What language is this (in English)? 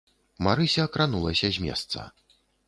Belarusian